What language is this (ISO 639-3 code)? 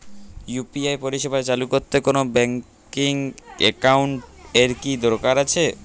ben